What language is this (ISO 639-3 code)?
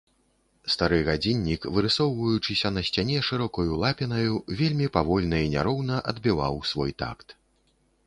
bel